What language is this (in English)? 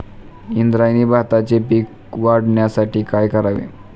Marathi